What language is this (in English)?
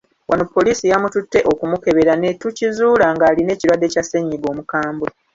Ganda